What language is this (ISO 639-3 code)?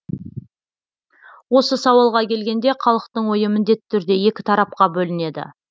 kaz